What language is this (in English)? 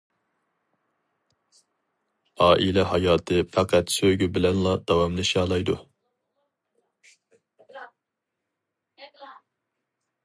Uyghur